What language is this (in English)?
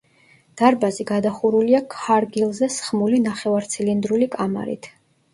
Georgian